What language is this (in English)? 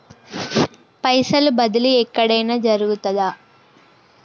Telugu